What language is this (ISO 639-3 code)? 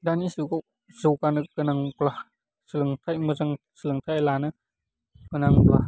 brx